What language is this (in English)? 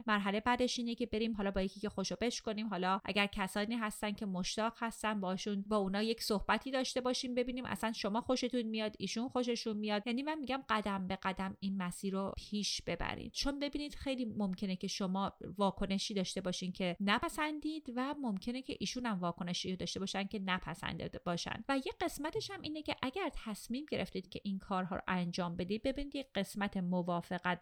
Persian